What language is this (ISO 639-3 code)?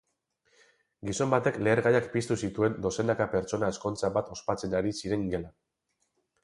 eus